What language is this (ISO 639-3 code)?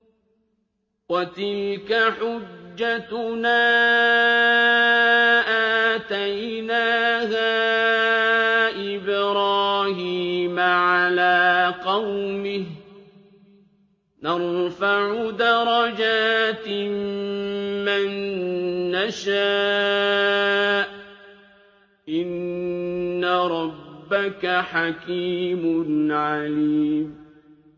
ara